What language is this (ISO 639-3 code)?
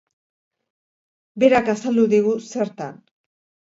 eus